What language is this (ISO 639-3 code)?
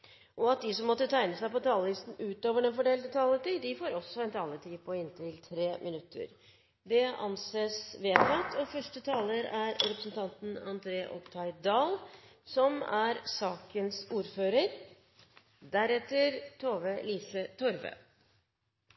nor